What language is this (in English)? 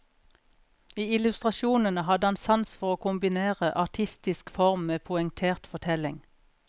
Norwegian